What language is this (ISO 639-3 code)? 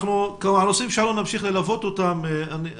heb